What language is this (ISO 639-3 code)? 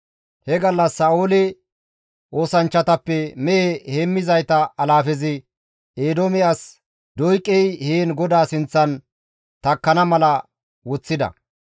gmv